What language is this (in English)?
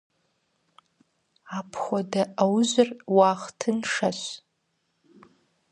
Kabardian